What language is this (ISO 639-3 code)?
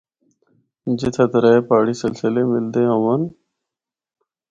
hno